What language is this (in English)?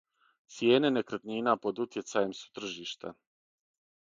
Serbian